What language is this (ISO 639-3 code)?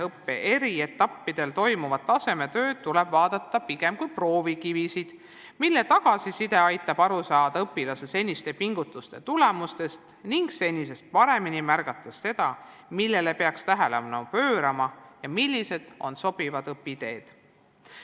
est